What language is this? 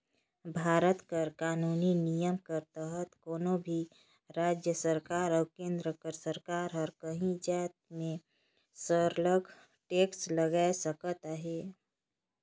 Chhattisgarhi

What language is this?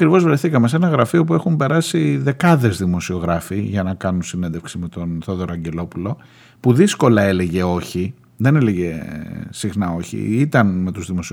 Greek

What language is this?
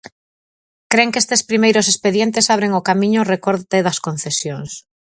Galician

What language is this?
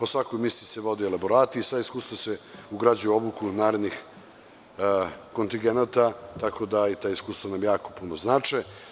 Serbian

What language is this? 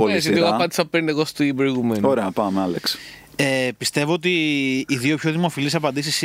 Greek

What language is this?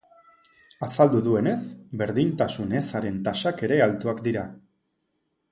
Basque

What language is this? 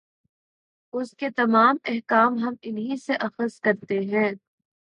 Urdu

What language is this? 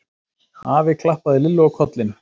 Icelandic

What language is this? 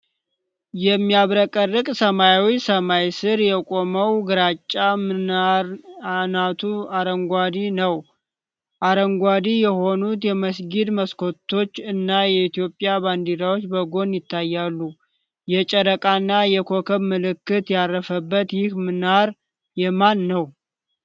Amharic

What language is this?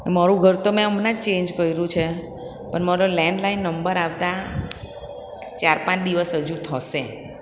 Gujarati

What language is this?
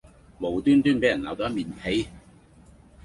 Cantonese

